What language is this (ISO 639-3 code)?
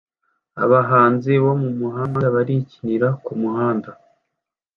kin